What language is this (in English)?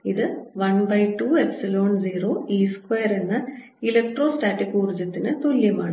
Malayalam